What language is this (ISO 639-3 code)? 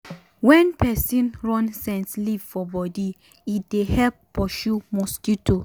pcm